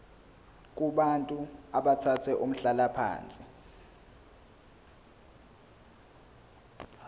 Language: Zulu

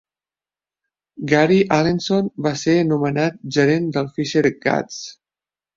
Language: Catalan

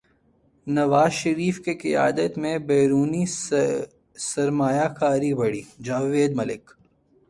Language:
Urdu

